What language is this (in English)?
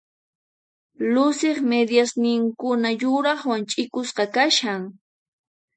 Puno Quechua